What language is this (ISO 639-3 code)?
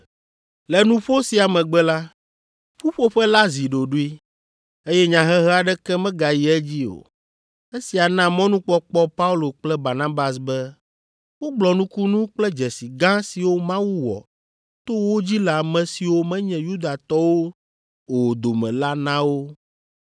ewe